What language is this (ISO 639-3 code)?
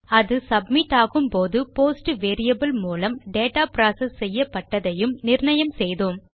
tam